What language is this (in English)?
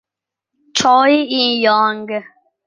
Italian